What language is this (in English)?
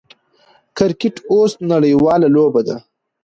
Pashto